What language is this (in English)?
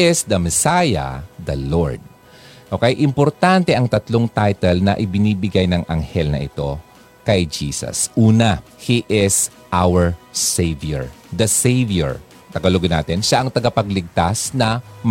Filipino